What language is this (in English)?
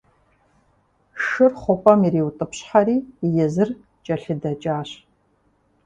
Kabardian